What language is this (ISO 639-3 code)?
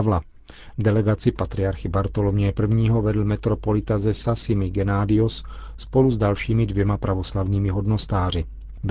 ces